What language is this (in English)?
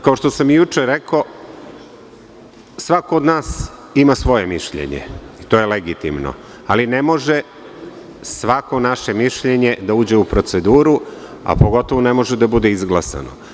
Serbian